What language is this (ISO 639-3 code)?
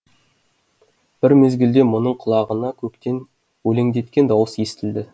kaz